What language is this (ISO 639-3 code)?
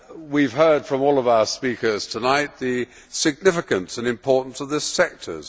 eng